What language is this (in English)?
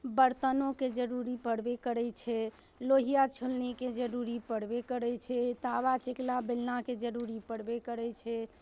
Maithili